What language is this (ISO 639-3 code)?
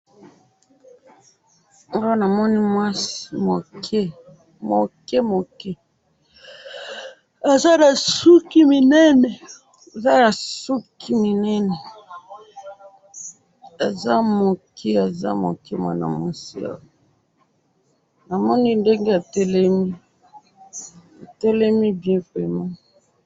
lin